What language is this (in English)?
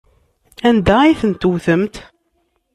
Kabyle